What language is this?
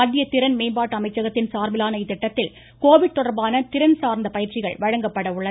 Tamil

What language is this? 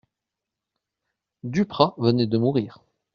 French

